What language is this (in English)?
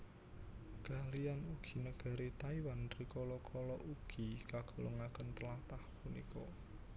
Javanese